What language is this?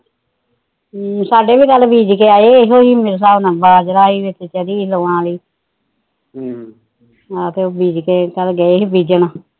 Punjabi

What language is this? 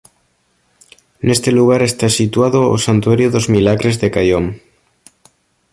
Galician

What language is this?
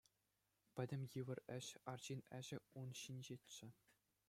Chuvash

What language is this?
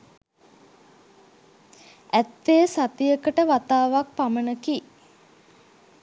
Sinhala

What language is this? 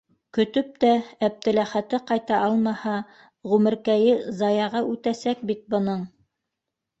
Bashkir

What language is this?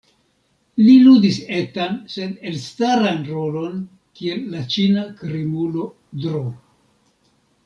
Esperanto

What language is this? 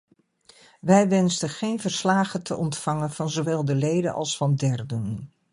Dutch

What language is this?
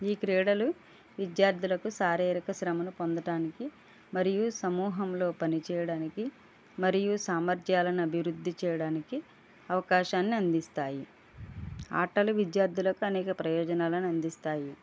Telugu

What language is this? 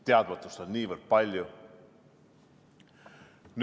Estonian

